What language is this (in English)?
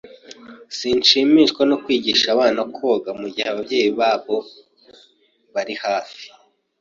Kinyarwanda